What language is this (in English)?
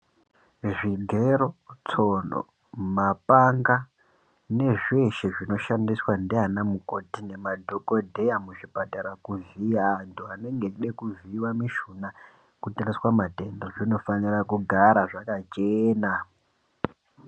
Ndau